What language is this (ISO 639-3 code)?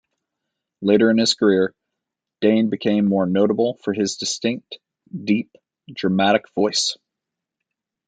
eng